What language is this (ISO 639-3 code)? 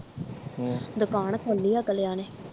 pan